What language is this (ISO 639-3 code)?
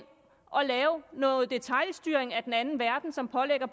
dan